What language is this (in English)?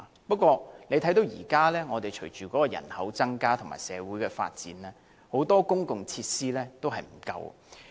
Cantonese